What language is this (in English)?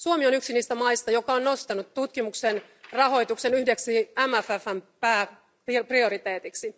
Finnish